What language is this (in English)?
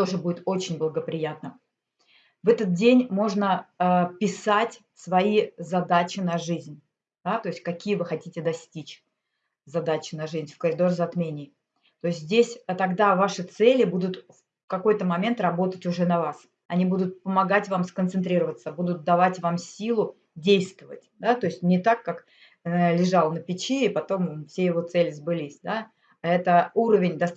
Russian